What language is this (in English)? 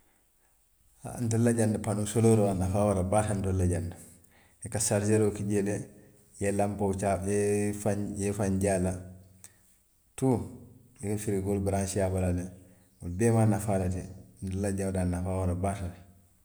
Western Maninkakan